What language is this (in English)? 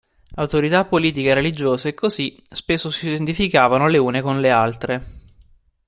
Italian